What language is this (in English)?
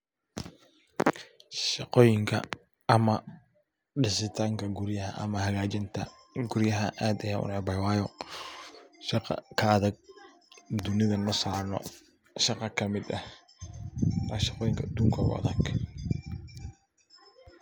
Somali